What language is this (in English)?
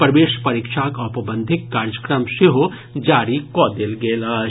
Maithili